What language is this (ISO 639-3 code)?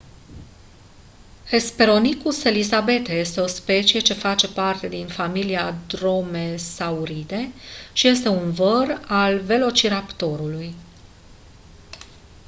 ron